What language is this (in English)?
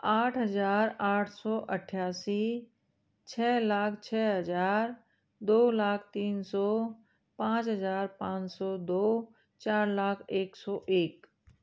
Hindi